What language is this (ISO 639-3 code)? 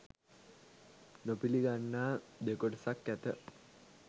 sin